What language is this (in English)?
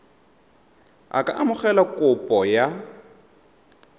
Tswana